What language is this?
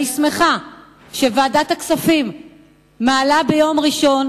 Hebrew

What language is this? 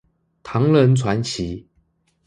Chinese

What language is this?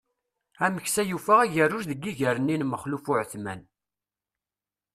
Kabyle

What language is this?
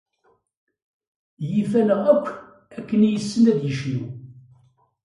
Kabyle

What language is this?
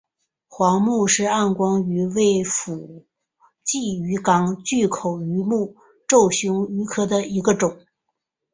Chinese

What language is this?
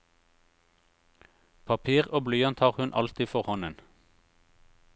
Norwegian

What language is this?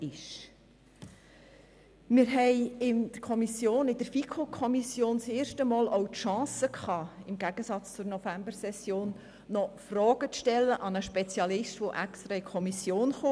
Swiss German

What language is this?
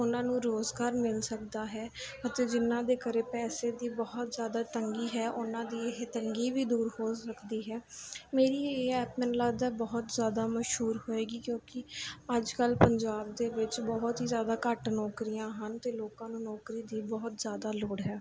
Punjabi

